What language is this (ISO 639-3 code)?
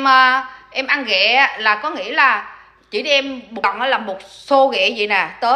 vie